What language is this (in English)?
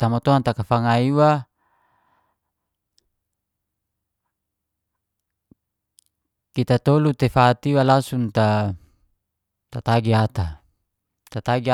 Geser-Gorom